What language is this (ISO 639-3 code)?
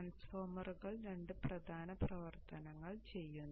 mal